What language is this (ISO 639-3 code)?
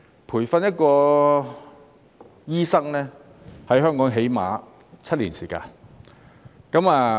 yue